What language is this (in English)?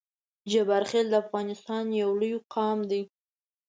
Pashto